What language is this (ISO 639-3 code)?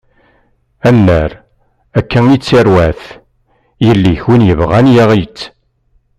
kab